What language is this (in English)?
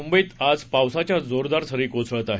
Marathi